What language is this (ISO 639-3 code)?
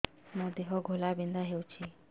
ori